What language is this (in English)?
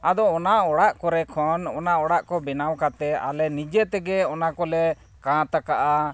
Santali